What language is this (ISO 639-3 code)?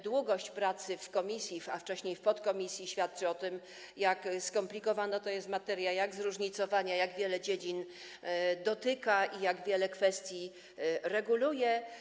pol